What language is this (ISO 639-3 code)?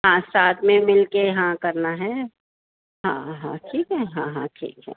urd